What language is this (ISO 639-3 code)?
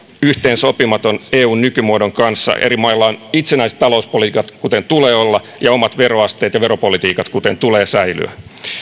fin